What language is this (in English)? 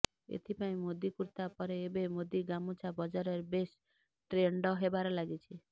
Odia